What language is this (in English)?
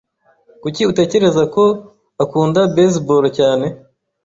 Kinyarwanda